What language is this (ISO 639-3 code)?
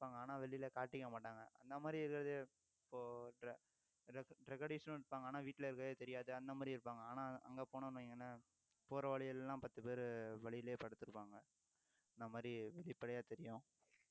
tam